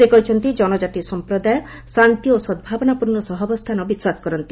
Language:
Odia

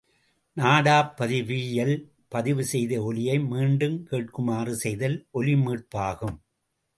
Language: Tamil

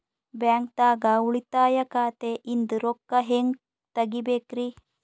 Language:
Kannada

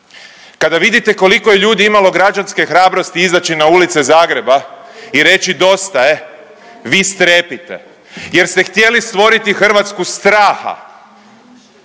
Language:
Croatian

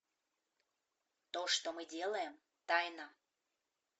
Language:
Russian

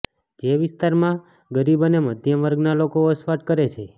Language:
Gujarati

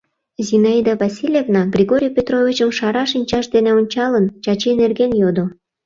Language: Mari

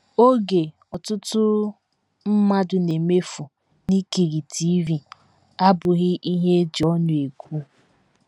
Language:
Igbo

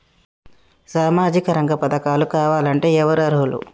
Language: Telugu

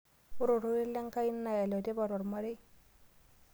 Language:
Masai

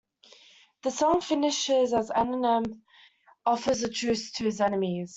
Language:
English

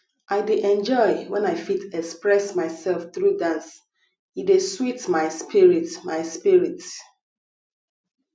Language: Nigerian Pidgin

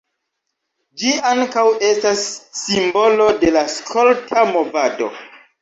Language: Esperanto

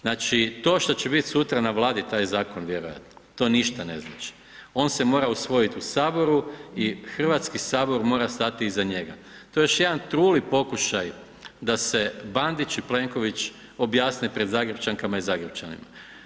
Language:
Croatian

